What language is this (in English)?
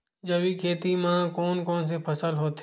Chhattisgarhi